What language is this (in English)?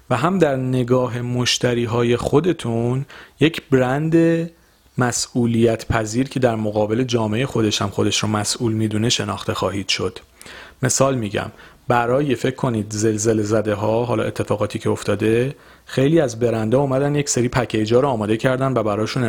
Persian